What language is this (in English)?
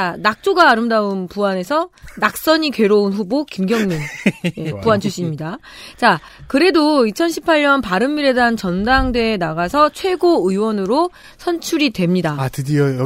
Korean